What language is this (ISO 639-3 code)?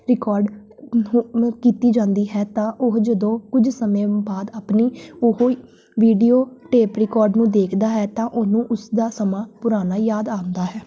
pan